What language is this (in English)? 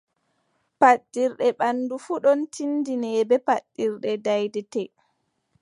Adamawa Fulfulde